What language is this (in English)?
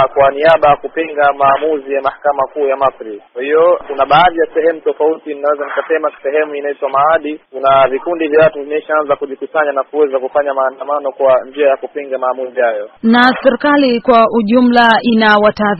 Swahili